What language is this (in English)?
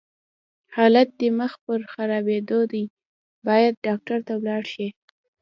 Pashto